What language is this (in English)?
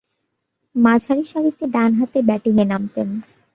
Bangla